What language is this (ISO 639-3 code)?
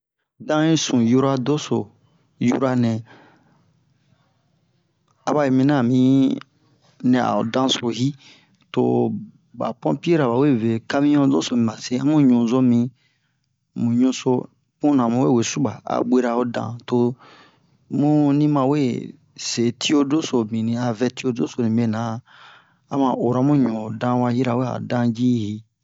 bmq